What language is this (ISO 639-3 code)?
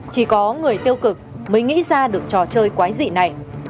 vie